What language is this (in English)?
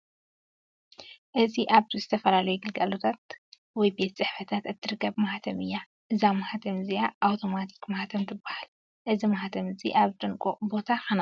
Tigrinya